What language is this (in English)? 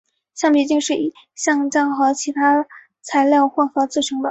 Chinese